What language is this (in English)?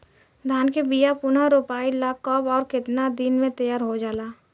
Bhojpuri